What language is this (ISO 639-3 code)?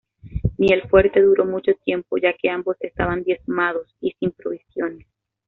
spa